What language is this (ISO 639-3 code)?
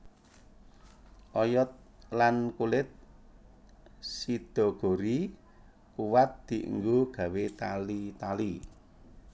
jav